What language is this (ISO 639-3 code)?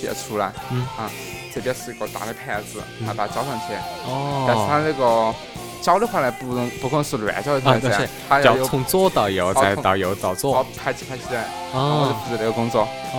zho